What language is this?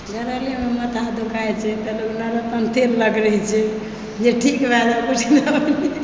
Maithili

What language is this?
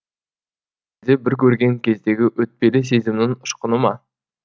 Kazakh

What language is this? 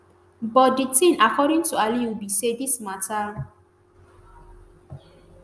Nigerian Pidgin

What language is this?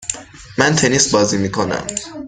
Persian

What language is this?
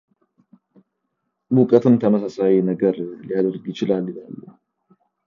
Amharic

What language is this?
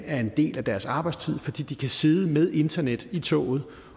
Danish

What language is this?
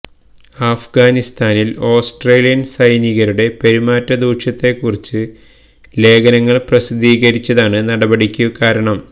Malayalam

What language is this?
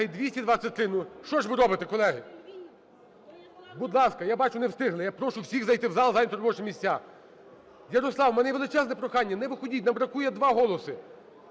Ukrainian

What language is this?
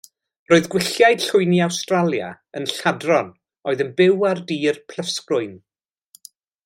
Welsh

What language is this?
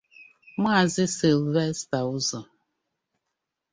Igbo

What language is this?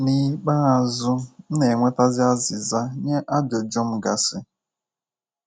Igbo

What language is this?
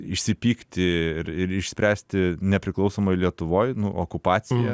Lithuanian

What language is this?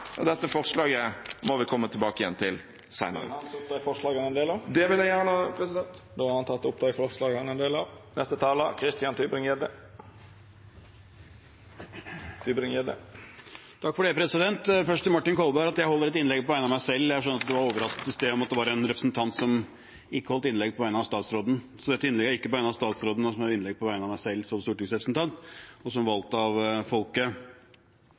Norwegian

